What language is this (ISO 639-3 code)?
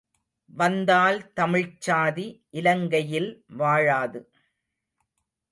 tam